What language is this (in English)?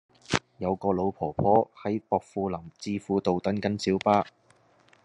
Cantonese